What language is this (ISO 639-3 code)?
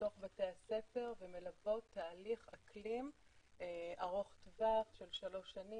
heb